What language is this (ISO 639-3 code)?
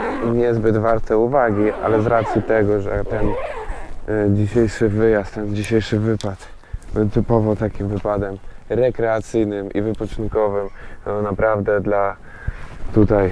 pol